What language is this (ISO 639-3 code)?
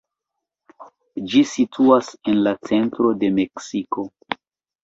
epo